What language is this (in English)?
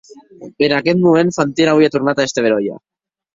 Occitan